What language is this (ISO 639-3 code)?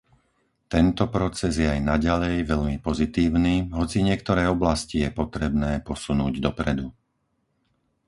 slk